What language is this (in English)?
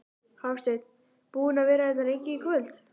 Icelandic